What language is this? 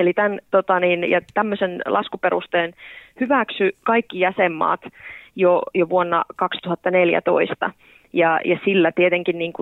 Finnish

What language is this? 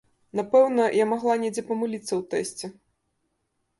Belarusian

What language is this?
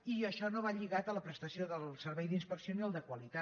Catalan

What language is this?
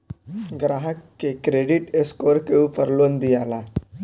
Bhojpuri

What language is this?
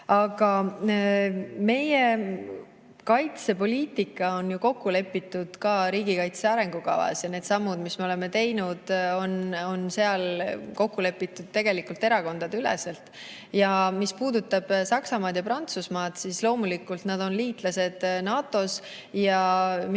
Estonian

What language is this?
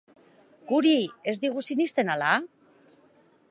Basque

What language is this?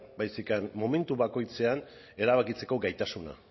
Basque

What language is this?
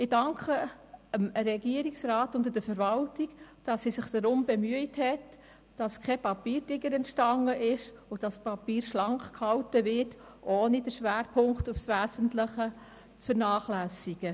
Swiss German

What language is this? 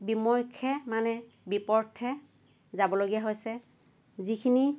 Assamese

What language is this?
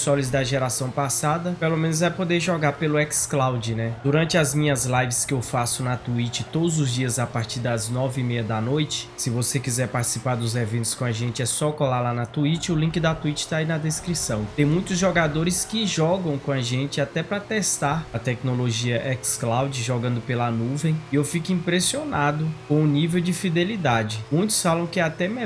Portuguese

